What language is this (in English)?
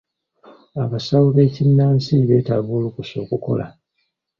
Ganda